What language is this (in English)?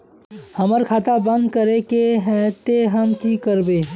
Magahi